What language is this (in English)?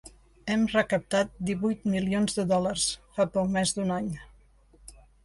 Catalan